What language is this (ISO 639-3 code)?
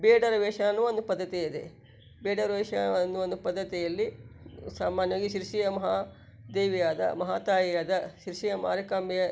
kan